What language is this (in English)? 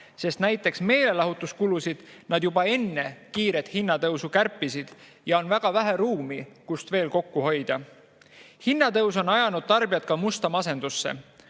Estonian